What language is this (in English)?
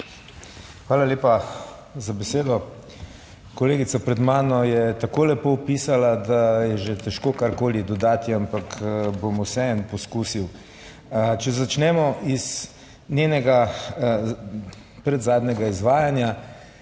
Slovenian